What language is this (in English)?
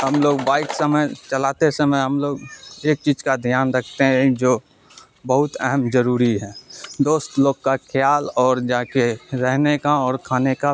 Urdu